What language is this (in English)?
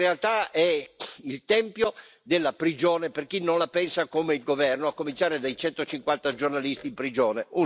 Italian